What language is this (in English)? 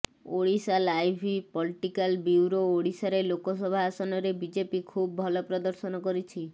Odia